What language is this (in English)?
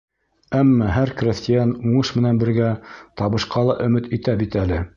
Bashkir